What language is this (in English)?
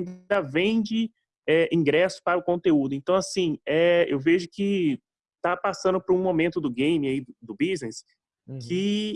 Portuguese